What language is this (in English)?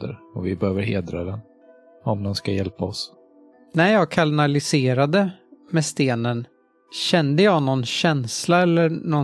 Swedish